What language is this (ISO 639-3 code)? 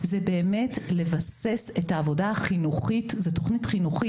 heb